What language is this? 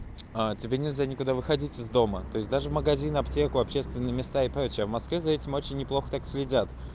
Russian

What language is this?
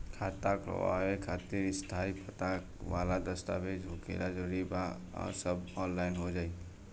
Bhojpuri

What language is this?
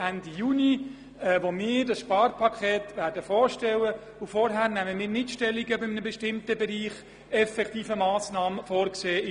Swiss German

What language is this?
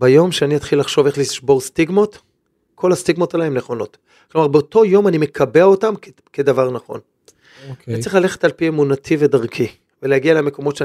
Hebrew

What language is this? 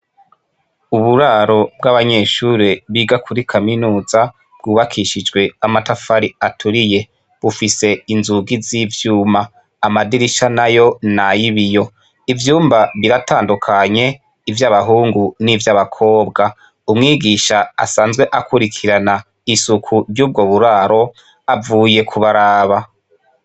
Rundi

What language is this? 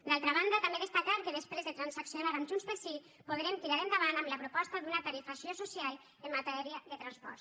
Catalan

